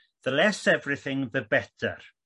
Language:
Welsh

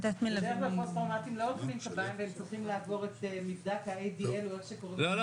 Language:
Hebrew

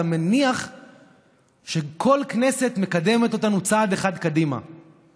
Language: Hebrew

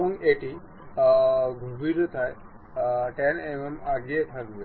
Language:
Bangla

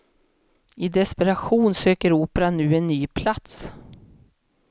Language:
Swedish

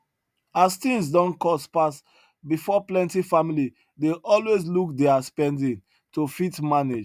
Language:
Nigerian Pidgin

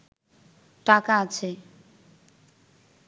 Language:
Bangla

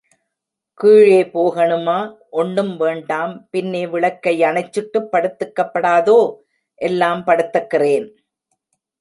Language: Tamil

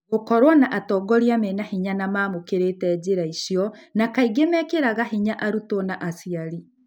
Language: Kikuyu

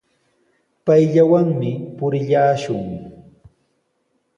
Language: Sihuas Ancash Quechua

